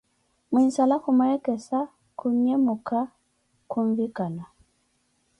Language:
Koti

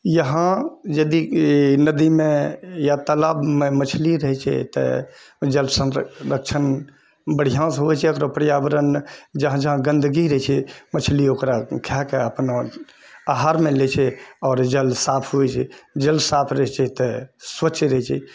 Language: Maithili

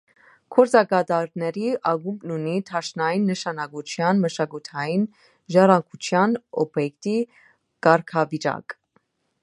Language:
Armenian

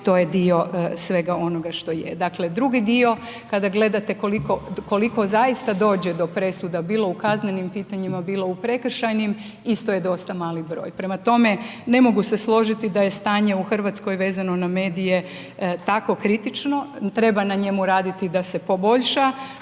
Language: Croatian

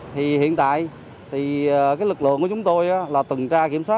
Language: Vietnamese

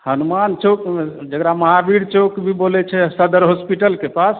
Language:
Maithili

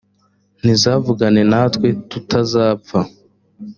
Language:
Kinyarwanda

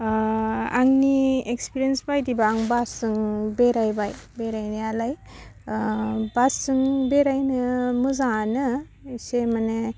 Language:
Bodo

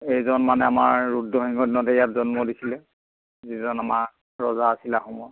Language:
Assamese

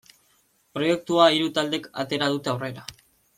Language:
Basque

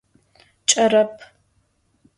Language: Adyghe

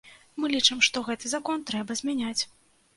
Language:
Belarusian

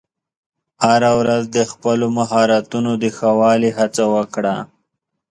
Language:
Pashto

